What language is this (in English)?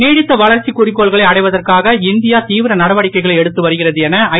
Tamil